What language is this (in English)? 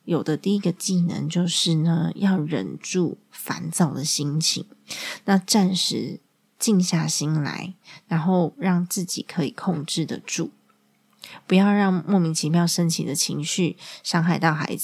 Chinese